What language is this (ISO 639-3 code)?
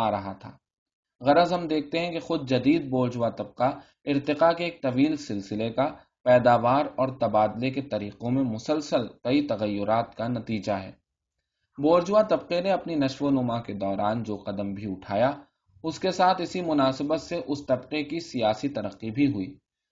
urd